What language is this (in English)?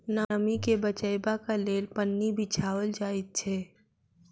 Maithili